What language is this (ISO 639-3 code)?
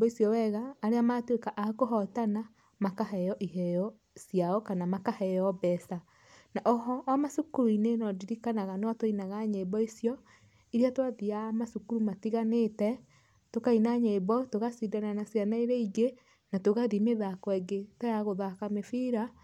kik